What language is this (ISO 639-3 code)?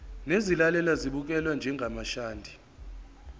zul